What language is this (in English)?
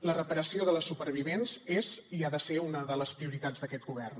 Catalan